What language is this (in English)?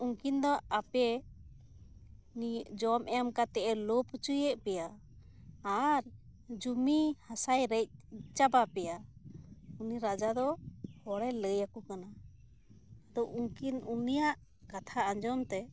Santali